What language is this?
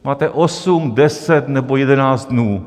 Czech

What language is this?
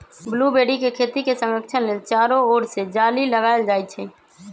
Magahi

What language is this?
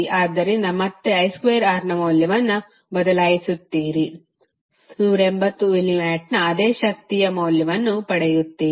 Kannada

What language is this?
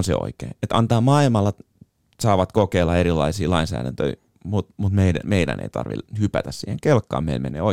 Finnish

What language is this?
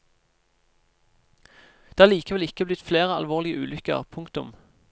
Norwegian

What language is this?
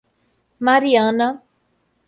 Portuguese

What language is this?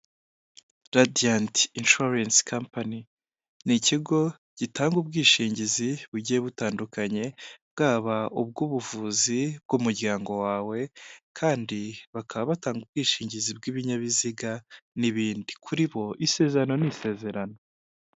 Kinyarwanda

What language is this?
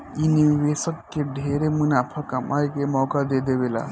Bhojpuri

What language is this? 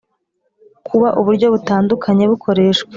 Kinyarwanda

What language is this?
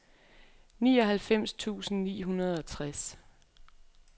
Danish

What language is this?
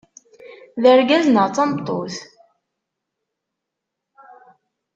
Kabyle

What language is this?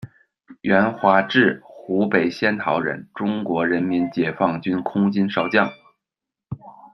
Chinese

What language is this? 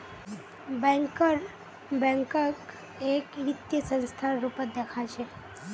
Magahi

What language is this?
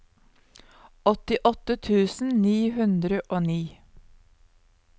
Norwegian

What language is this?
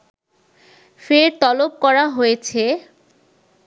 Bangla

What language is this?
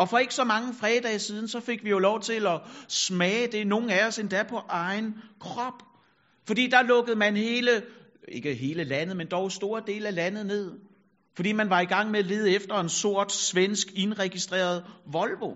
Danish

